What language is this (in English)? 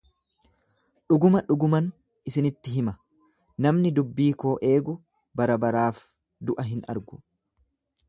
Oromo